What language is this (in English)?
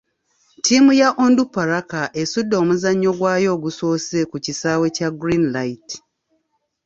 Ganda